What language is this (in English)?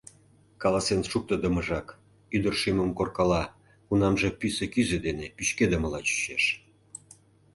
Mari